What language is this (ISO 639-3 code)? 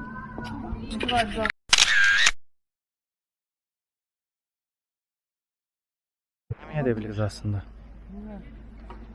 tur